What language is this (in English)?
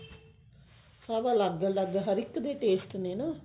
Punjabi